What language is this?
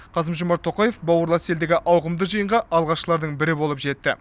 Kazakh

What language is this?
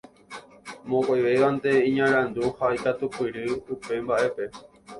Guarani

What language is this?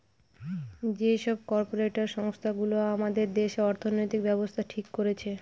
Bangla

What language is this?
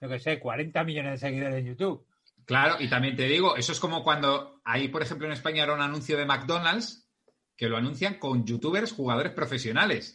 Spanish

